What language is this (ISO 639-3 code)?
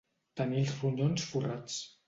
cat